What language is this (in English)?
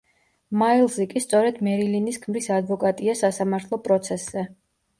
Georgian